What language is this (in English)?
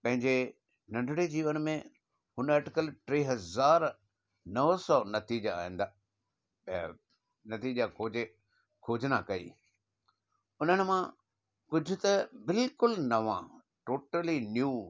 Sindhi